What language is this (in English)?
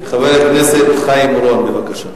Hebrew